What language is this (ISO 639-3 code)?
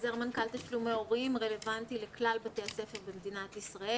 heb